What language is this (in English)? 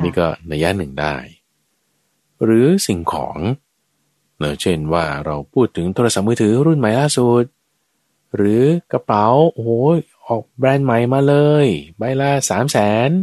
Thai